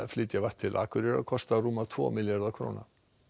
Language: Icelandic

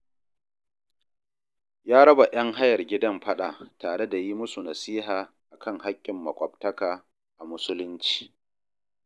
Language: Hausa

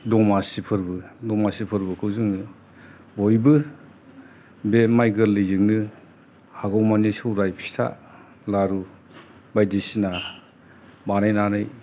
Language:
Bodo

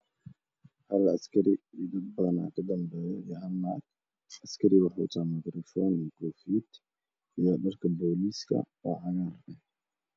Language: Somali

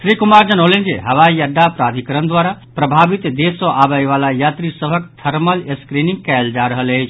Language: Maithili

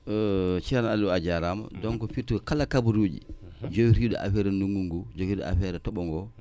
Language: Wolof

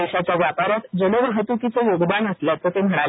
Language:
Marathi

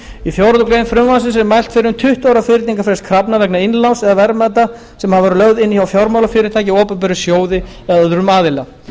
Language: Icelandic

